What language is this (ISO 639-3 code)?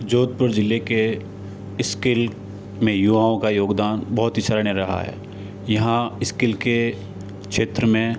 hin